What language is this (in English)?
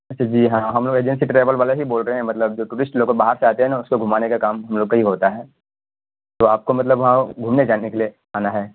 Urdu